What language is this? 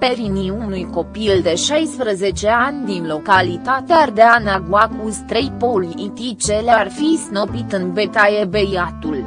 Romanian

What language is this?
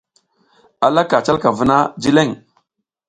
South Giziga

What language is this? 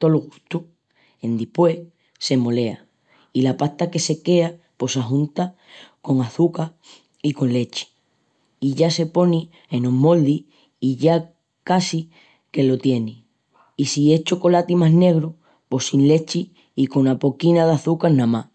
Extremaduran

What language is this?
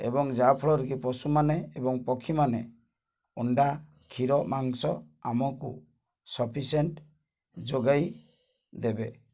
Odia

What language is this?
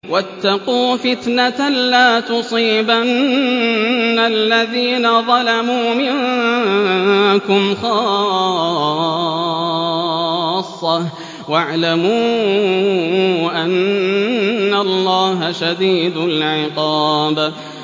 Arabic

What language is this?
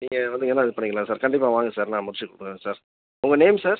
Tamil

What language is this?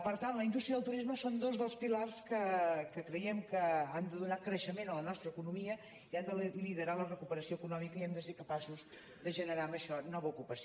Catalan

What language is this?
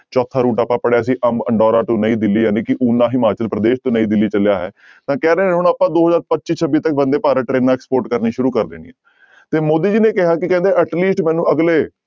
Punjabi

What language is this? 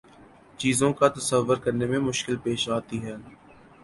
Urdu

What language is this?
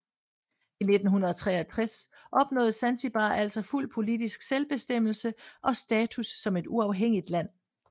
Danish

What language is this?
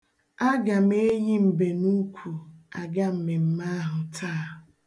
Igbo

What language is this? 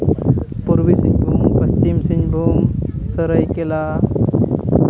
Santali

